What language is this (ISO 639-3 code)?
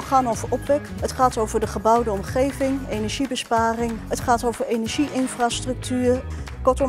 nld